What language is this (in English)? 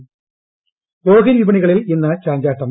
Malayalam